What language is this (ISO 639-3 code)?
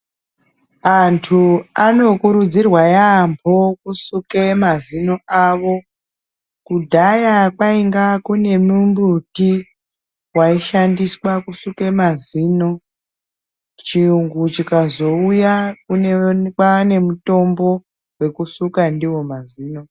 ndc